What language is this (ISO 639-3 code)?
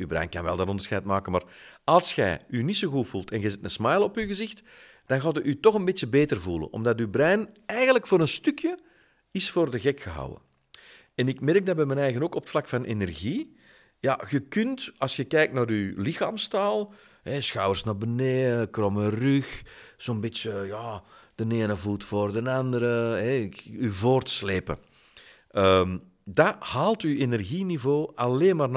nld